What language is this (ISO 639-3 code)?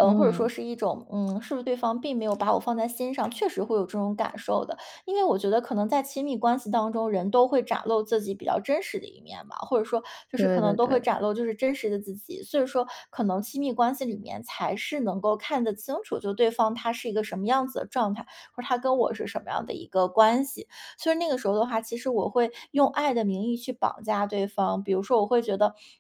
zho